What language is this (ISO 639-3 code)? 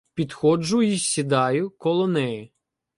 ukr